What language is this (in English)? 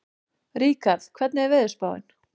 Icelandic